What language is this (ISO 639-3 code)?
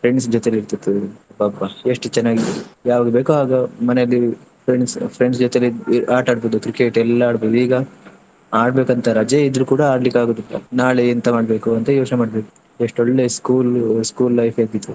kan